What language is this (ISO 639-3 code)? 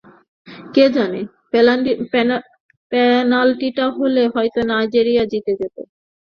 ben